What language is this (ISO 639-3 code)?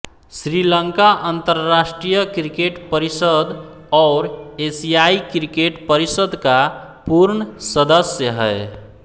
hin